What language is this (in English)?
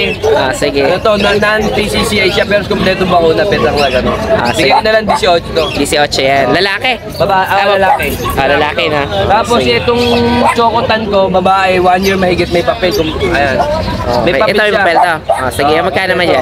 Filipino